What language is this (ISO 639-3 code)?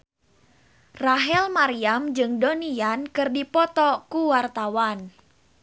sun